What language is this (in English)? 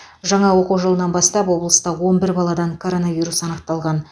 Kazakh